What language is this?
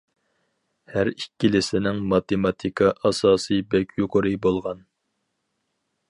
Uyghur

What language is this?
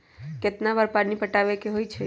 Magahi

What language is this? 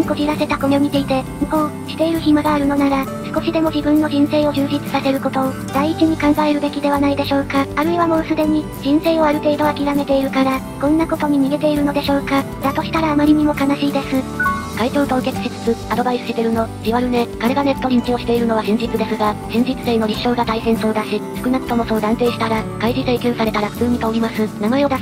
Japanese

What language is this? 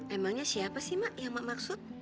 Indonesian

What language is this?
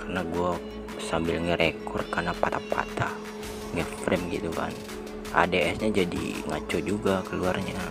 Indonesian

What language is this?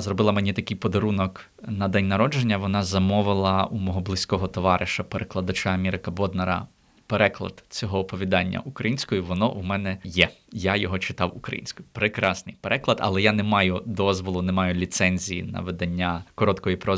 Ukrainian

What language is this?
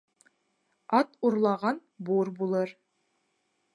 Bashkir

